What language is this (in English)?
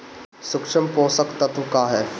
Bhojpuri